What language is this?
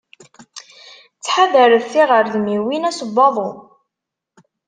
Kabyle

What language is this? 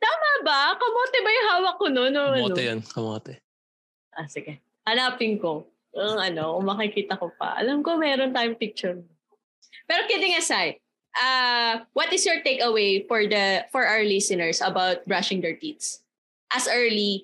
Filipino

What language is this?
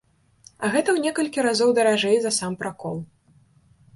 Belarusian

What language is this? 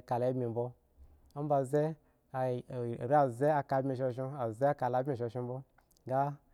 Eggon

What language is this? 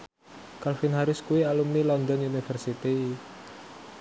Javanese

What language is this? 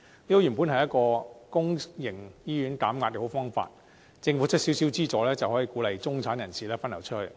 Cantonese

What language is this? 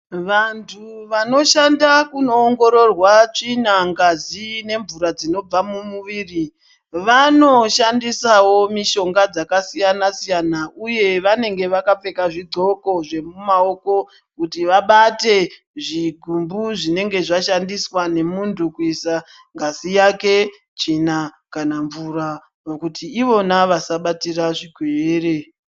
Ndau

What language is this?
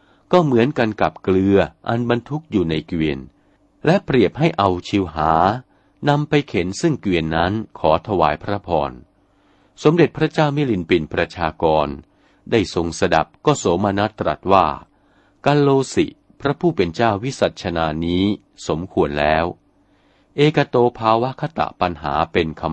Thai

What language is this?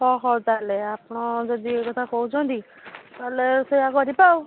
Odia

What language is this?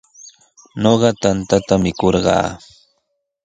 Sihuas Ancash Quechua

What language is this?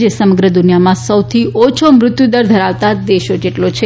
Gujarati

